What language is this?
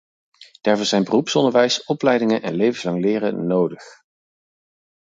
Dutch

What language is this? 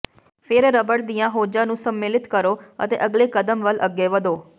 Punjabi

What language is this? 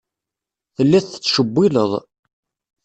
Kabyle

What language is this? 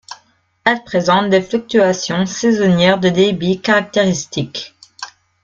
French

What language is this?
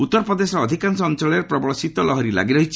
Odia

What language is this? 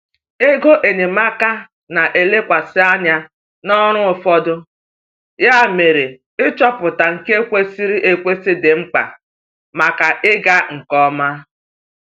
Igbo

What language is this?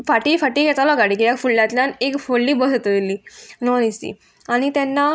Konkani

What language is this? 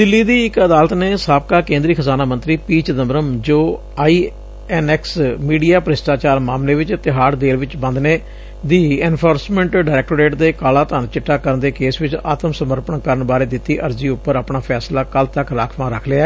Punjabi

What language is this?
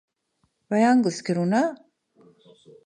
Latvian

